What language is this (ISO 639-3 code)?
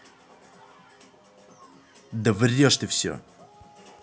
rus